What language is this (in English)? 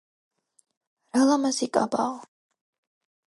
Georgian